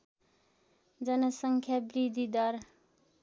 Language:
Nepali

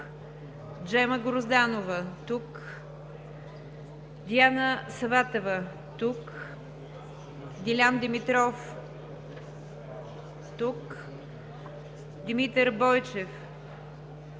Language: Bulgarian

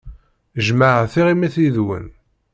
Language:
Kabyle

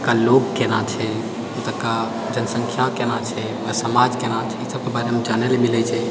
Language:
Maithili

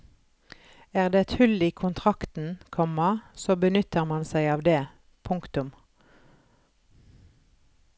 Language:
Norwegian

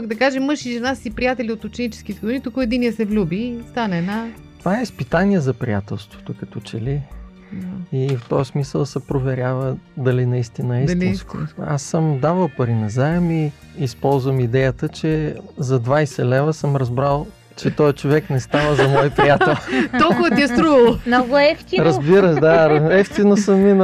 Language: Bulgarian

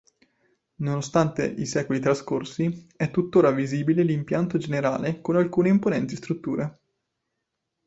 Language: Italian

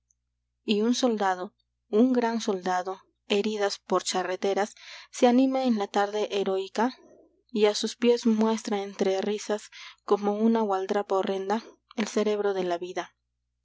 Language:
Spanish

